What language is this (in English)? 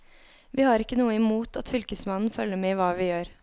Norwegian